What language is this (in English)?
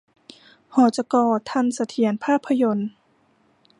Thai